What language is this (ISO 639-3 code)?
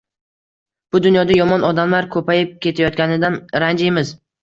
uzb